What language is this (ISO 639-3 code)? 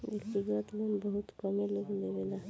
bho